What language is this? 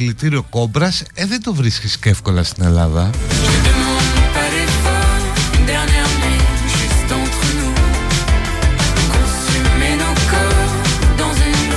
Greek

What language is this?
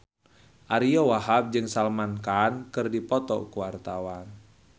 Sundanese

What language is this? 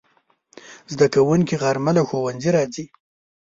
Pashto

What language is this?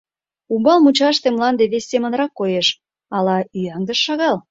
Mari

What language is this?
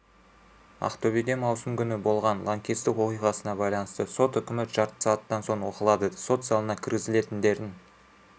Kazakh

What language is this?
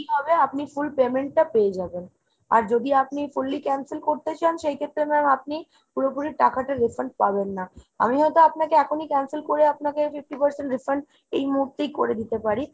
Bangla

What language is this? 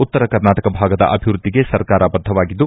Kannada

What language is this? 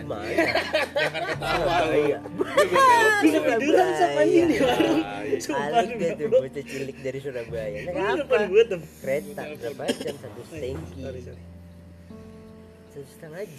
Indonesian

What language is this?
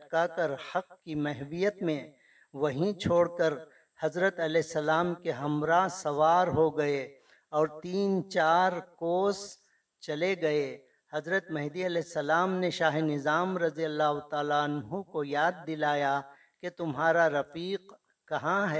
Urdu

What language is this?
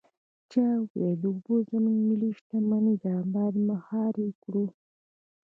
Pashto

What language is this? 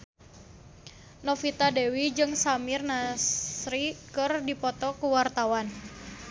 Sundanese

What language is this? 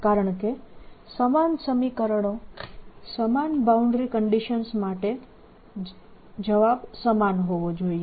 Gujarati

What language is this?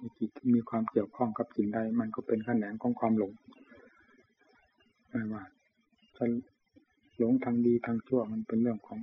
Thai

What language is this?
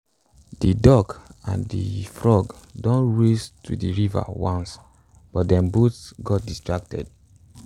Nigerian Pidgin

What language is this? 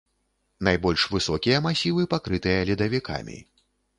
Belarusian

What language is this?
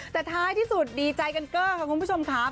Thai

